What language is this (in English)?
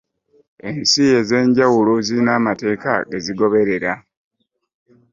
Ganda